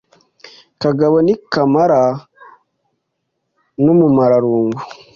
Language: Kinyarwanda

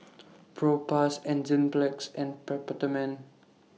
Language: English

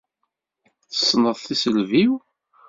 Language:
Kabyle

